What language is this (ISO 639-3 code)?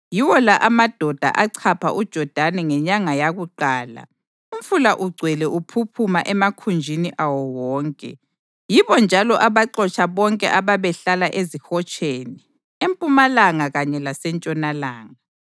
nde